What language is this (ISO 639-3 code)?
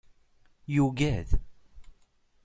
kab